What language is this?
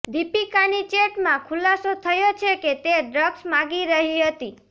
Gujarati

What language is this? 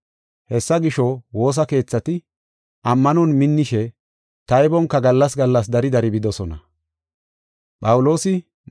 Gofa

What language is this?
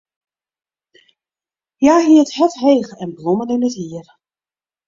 Western Frisian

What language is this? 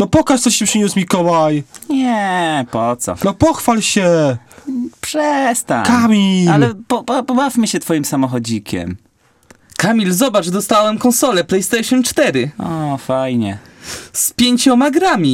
Polish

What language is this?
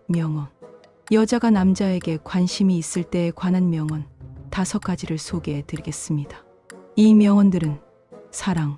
Korean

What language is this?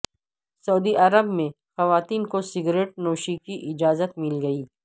Urdu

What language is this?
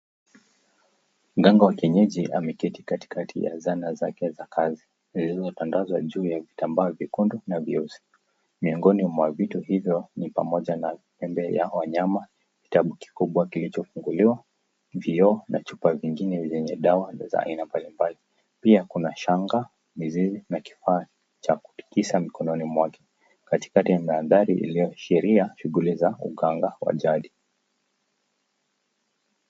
Swahili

